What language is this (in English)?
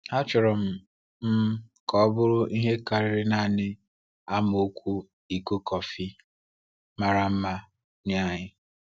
Igbo